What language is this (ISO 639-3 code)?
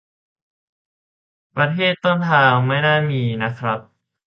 tha